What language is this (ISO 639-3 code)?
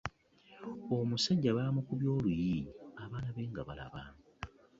lug